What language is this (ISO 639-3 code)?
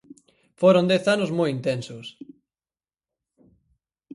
glg